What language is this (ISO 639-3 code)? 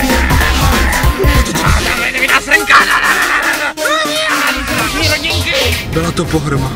ces